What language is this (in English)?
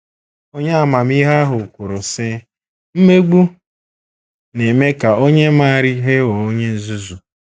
Igbo